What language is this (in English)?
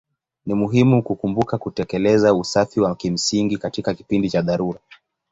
Swahili